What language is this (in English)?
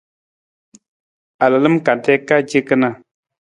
Nawdm